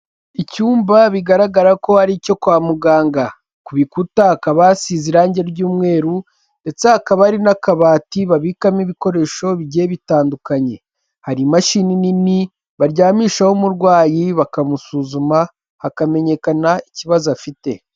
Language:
Kinyarwanda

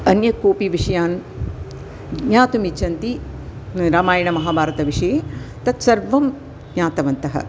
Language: Sanskrit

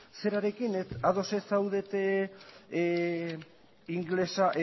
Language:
Basque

